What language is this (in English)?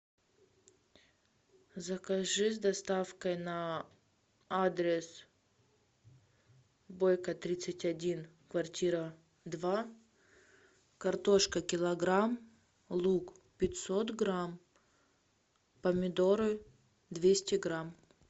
Russian